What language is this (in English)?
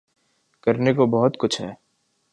Urdu